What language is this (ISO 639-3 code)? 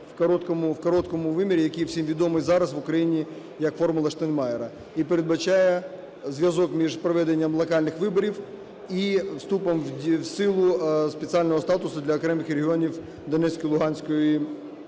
ukr